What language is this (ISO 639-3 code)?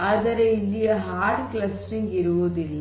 kan